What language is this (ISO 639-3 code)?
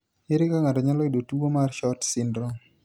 luo